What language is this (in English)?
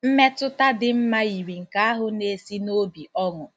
Igbo